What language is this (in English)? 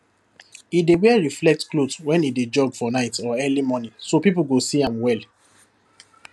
Nigerian Pidgin